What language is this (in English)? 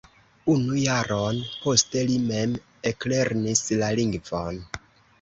Esperanto